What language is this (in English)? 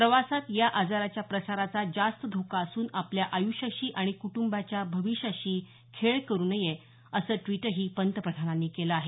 Marathi